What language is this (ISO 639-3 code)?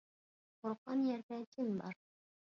uig